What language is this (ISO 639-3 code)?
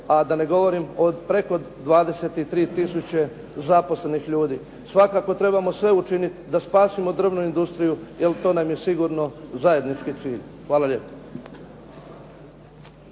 hrv